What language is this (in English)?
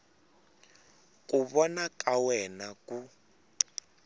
Tsonga